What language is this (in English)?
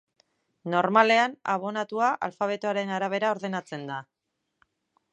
Basque